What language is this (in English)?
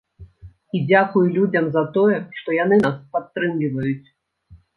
Belarusian